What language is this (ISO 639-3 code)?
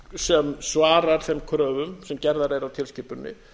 isl